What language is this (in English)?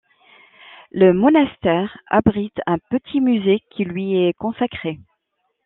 French